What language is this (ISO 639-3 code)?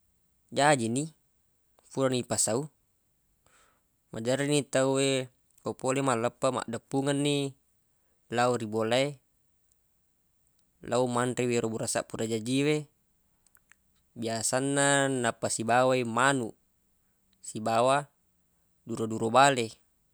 bug